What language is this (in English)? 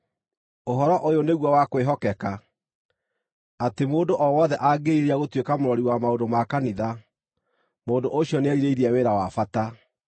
Kikuyu